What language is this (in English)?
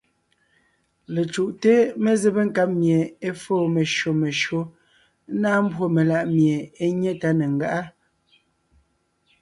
Ngiemboon